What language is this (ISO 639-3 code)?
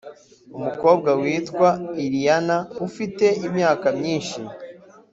kin